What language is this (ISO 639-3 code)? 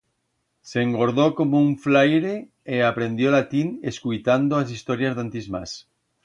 arg